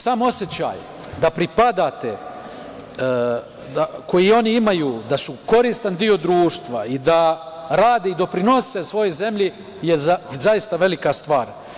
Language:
Serbian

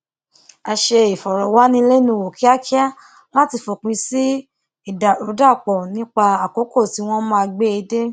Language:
Yoruba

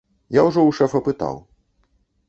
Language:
Belarusian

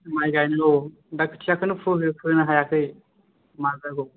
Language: Bodo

